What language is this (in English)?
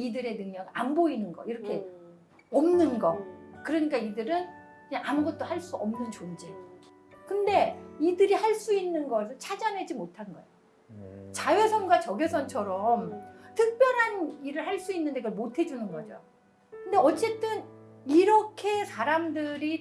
Korean